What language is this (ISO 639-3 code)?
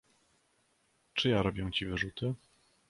pol